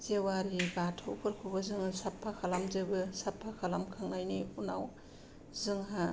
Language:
Bodo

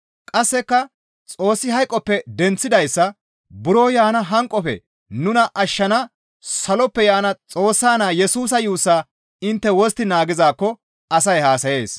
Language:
Gamo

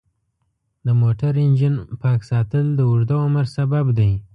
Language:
Pashto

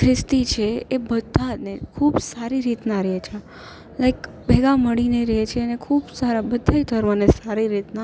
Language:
Gujarati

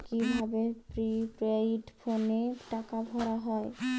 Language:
Bangla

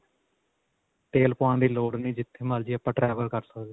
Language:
Punjabi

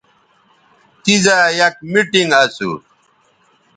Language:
Bateri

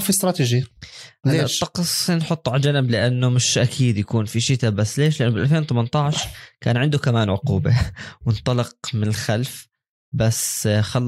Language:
Arabic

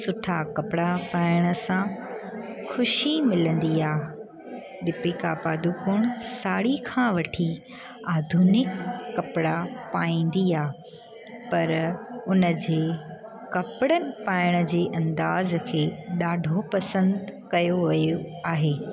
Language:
Sindhi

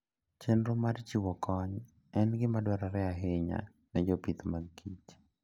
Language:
Luo (Kenya and Tanzania)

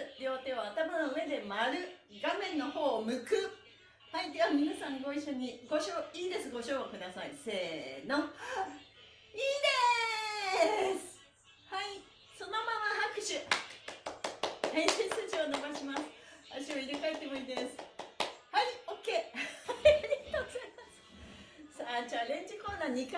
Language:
Japanese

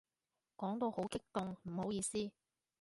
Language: Cantonese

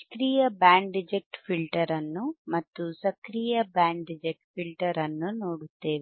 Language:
Kannada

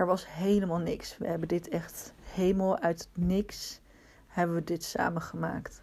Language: Dutch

